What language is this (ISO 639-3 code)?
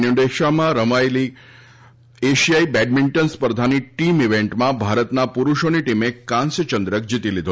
guj